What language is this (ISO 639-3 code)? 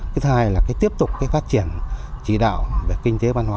vie